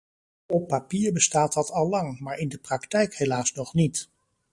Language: Dutch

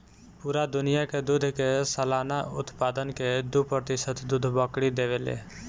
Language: Bhojpuri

